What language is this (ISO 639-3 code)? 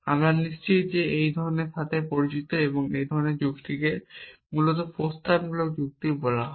ben